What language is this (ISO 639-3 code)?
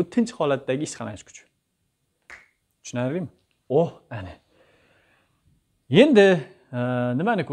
tur